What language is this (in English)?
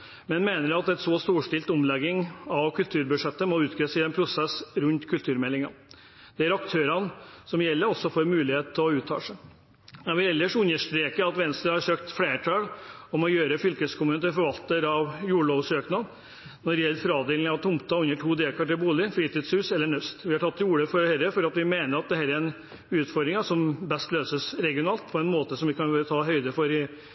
Norwegian Bokmål